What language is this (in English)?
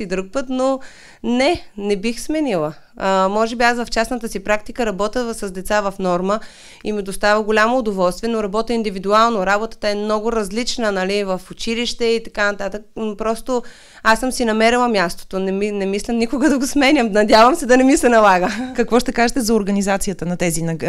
Bulgarian